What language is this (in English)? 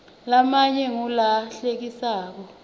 Swati